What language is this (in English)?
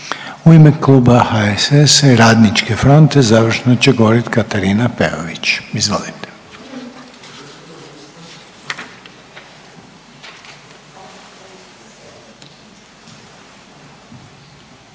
Croatian